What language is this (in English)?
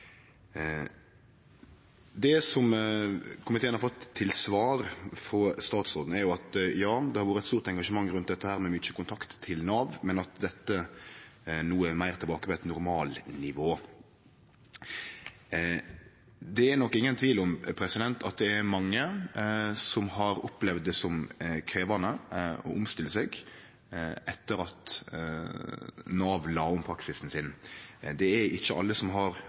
Norwegian Nynorsk